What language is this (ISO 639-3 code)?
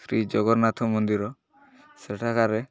ori